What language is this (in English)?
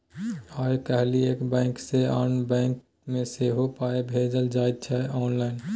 Maithili